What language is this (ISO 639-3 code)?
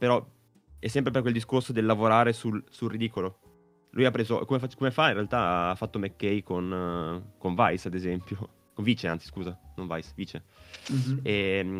ita